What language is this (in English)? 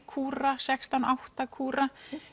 Icelandic